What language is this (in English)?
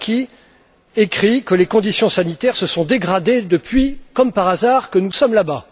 French